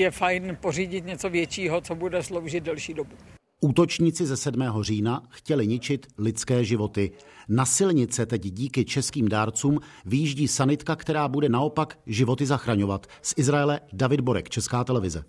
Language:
Czech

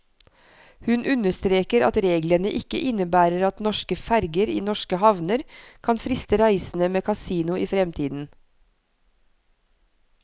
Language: Norwegian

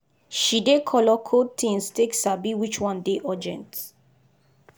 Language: Nigerian Pidgin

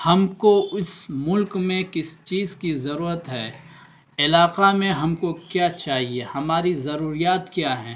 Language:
Urdu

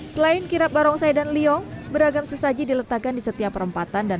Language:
Indonesian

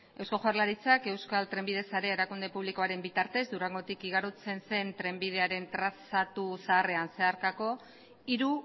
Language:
Basque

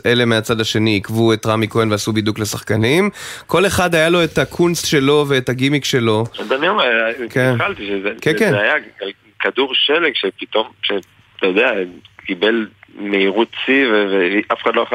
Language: Hebrew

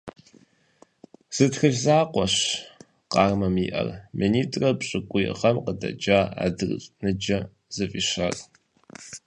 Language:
Kabardian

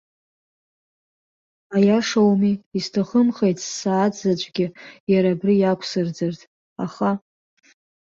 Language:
Abkhazian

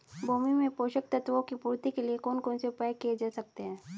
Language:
Hindi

